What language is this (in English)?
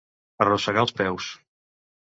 Catalan